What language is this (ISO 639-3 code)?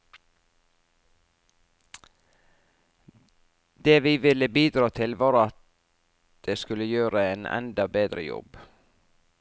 nor